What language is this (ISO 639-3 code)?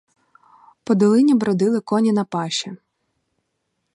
ukr